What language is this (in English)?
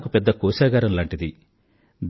Telugu